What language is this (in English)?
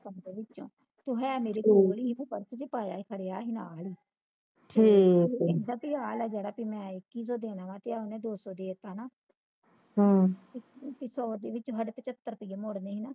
Punjabi